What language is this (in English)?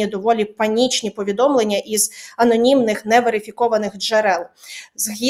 Ukrainian